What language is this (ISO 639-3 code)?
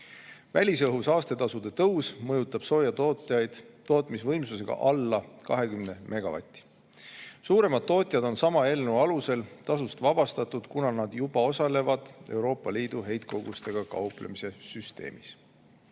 est